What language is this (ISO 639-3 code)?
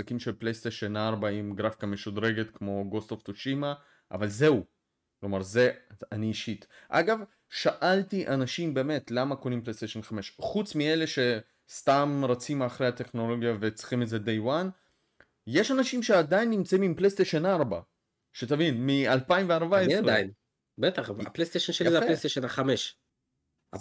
heb